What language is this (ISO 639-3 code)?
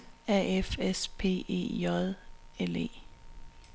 dan